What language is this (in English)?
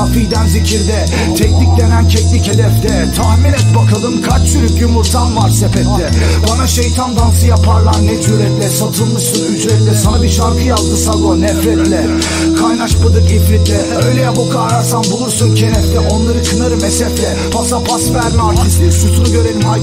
Turkish